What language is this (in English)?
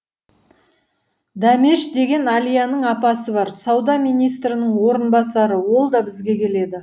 Kazakh